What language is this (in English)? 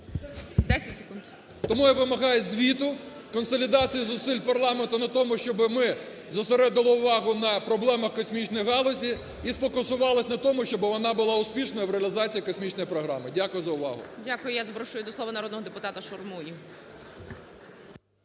Ukrainian